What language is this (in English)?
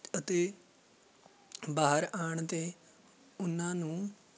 Punjabi